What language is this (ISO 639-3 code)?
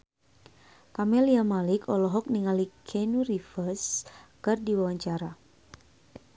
sun